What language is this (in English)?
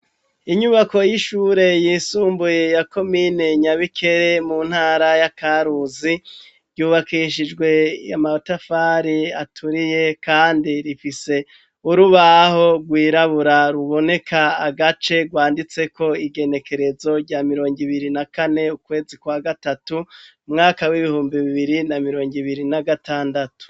Rundi